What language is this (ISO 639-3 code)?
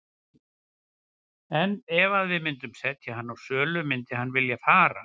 isl